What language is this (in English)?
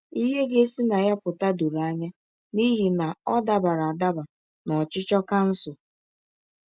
Igbo